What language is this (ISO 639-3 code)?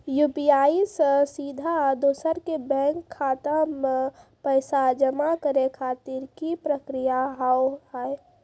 mai